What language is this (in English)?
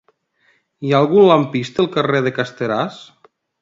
Catalan